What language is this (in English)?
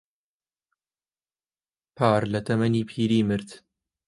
Central Kurdish